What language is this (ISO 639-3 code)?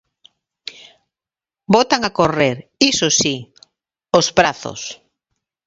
glg